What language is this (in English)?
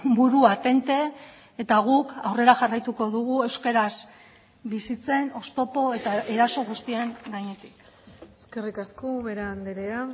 Basque